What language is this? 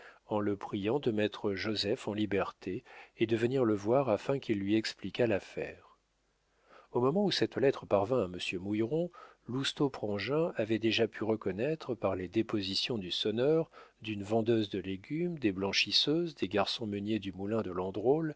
French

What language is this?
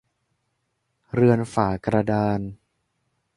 Thai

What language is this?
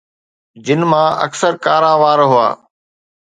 Sindhi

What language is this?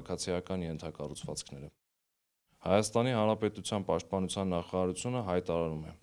Turkish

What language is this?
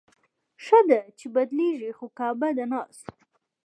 Pashto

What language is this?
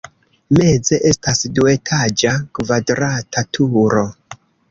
Esperanto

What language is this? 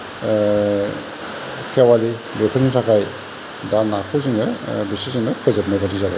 Bodo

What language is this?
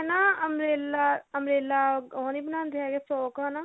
Punjabi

